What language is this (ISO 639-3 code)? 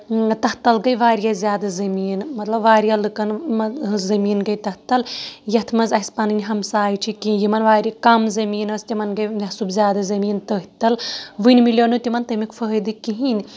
kas